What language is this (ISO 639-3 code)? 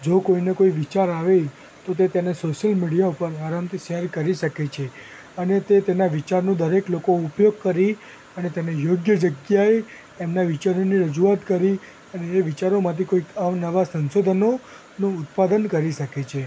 guj